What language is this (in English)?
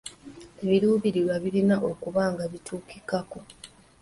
Ganda